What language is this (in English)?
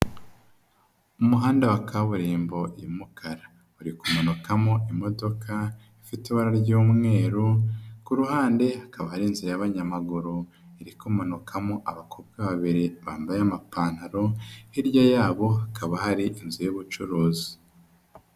Kinyarwanda